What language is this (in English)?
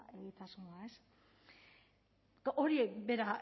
Basque